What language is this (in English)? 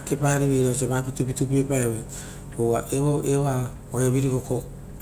Rotokas